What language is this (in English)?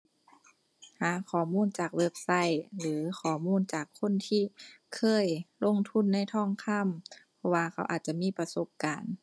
Thai